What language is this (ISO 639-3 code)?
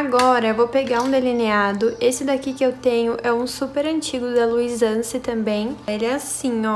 por